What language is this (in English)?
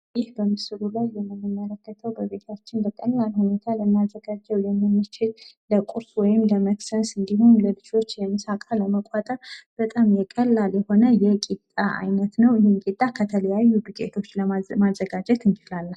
Amharic